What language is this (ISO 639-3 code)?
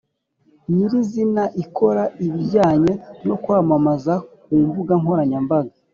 kin